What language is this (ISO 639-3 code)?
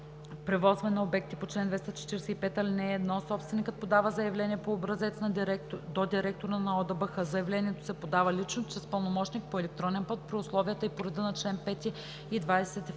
bul